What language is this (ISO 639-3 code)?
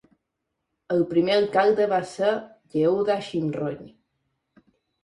cat